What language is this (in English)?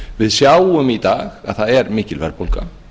Icelandic